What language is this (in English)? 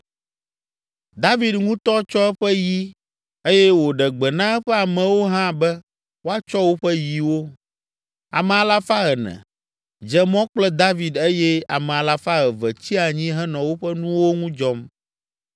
Ewe